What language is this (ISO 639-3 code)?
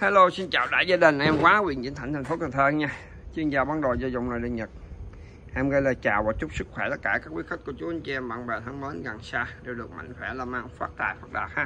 vie